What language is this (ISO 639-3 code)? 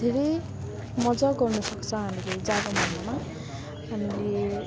nep